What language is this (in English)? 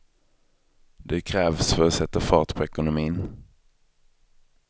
Swedish